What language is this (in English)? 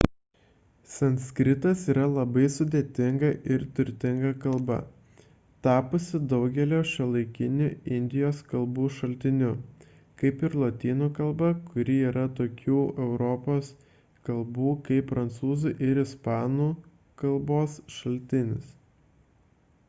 Lithuanian